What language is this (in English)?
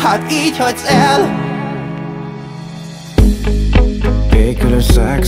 Hungarian